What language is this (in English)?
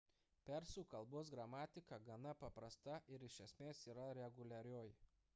Lithuanian